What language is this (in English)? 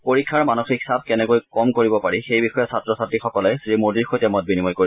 Assamese